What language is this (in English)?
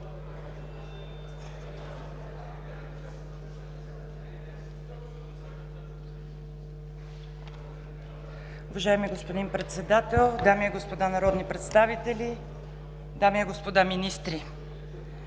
Bulgarian